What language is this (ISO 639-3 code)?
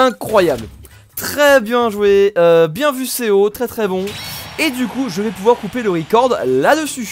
fra